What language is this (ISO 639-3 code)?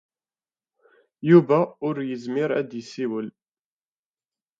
kab